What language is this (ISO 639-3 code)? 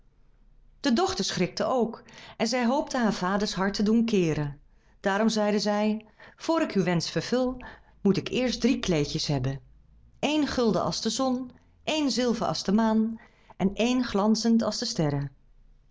nld